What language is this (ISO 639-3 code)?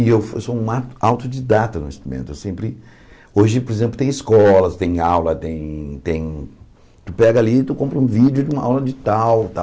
por